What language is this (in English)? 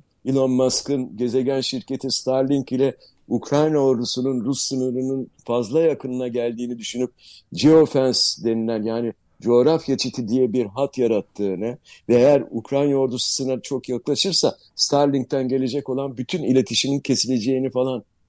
Turkish